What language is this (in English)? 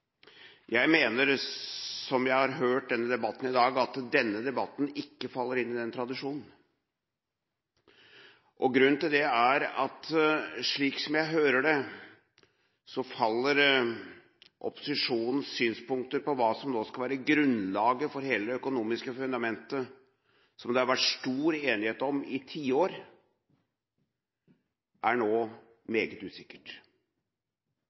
Norwegian Bokmål